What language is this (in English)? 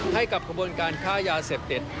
Thai